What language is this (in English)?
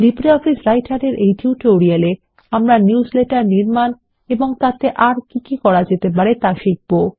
Bangla